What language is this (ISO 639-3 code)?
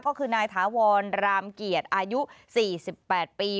tha